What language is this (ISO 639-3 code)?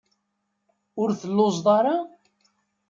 kab